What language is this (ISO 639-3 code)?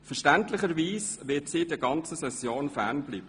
gsw